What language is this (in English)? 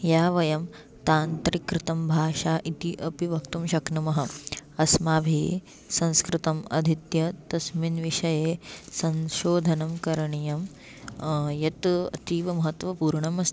Sanskrit